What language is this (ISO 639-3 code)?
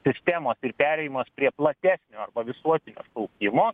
lit